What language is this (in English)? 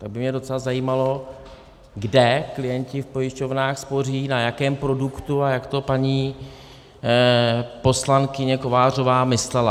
Czech